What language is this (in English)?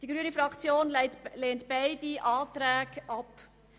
Swiss German